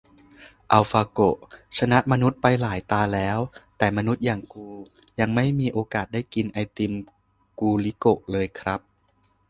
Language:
Thai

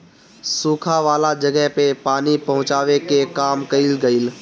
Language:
Bhojpuri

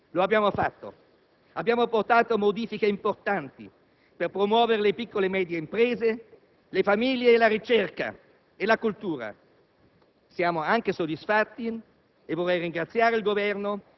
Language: Italian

